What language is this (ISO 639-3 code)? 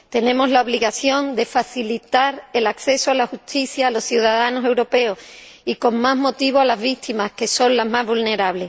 spa